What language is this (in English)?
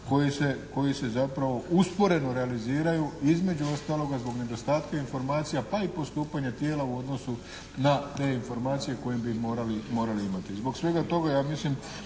Croatian